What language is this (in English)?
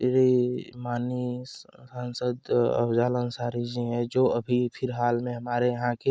Hindi